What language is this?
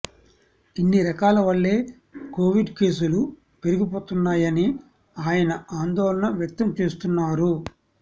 Telugu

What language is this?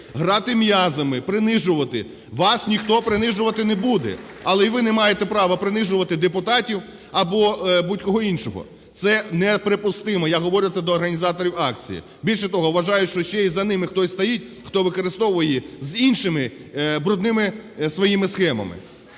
Ukrainian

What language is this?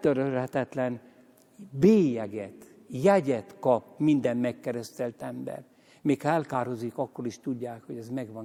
Hungarian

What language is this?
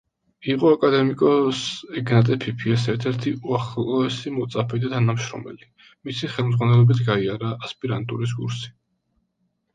Georgian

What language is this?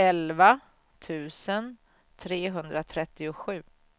Swedish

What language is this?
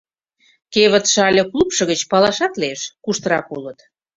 Mari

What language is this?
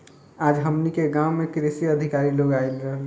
Bhojpuri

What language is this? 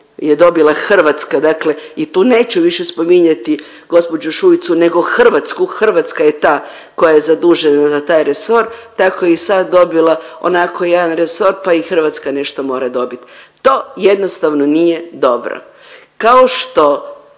Croatian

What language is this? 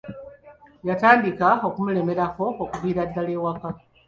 Ganda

